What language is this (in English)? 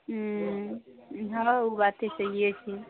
Maithili